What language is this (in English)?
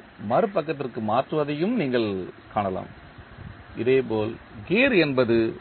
Tamil